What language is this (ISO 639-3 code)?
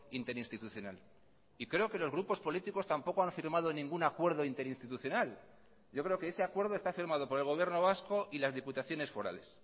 spa